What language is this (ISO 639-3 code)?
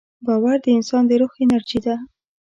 pus